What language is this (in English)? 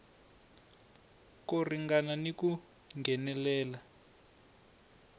Tsonga